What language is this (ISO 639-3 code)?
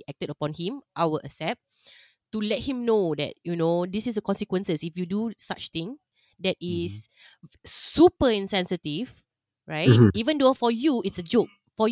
msa